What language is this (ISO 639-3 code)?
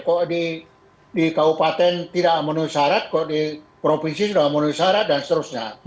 ind